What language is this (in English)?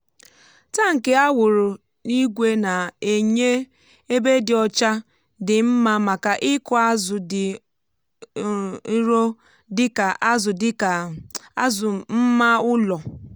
Igbo